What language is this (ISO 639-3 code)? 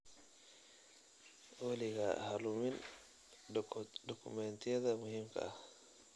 som